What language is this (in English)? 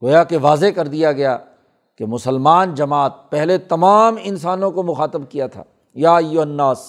Urdu